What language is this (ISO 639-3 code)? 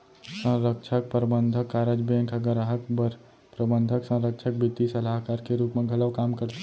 hne